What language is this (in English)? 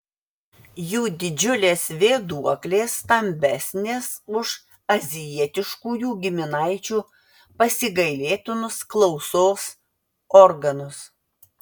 Lithuanian